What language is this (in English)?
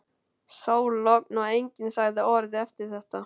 Icelandic